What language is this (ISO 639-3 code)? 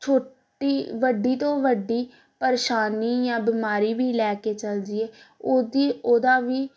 pan